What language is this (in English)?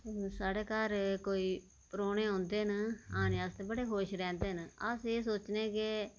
Dogri